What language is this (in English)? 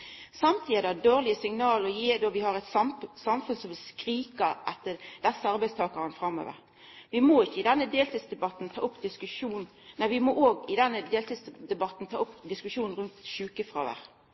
Norwegian Nynorsk